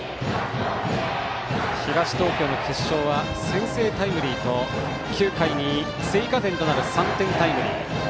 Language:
Japanese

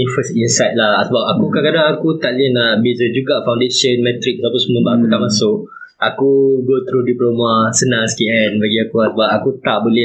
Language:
Malay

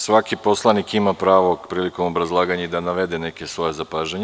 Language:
Serbian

